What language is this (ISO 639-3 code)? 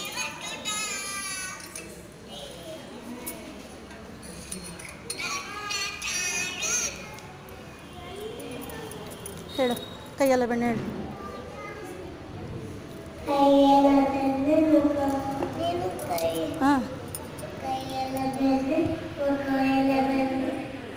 eng